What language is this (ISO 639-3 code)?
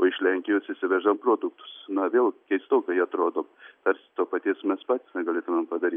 lit